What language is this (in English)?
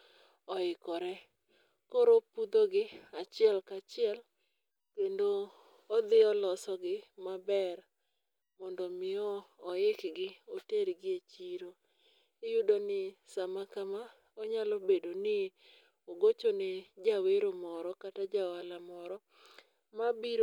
Luo (Kenya and Tanzania)